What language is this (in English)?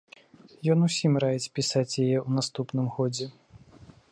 Belarusian